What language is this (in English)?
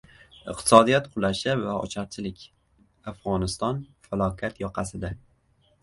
Uzbek